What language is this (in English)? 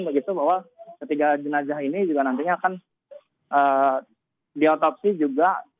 Indonesian